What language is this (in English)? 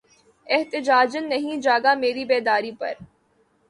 Urdu